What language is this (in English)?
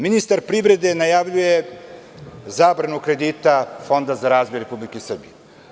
Serbian